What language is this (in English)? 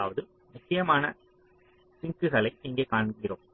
Tamil